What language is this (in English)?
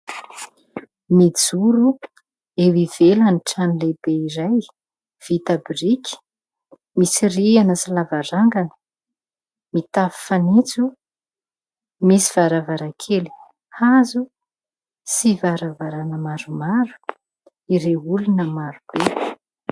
Malagasy